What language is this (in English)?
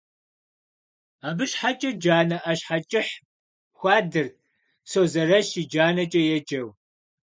Kabardian